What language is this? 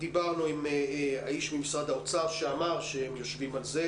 Hebrew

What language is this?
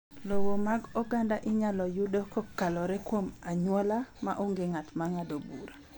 Luo (Kenya and Tanzania)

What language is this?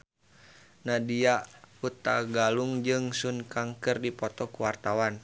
Sundanese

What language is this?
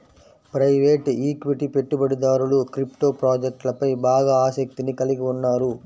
Telugu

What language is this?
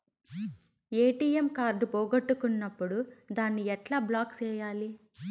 Telugu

